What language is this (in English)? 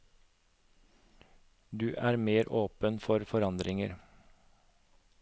Norwegian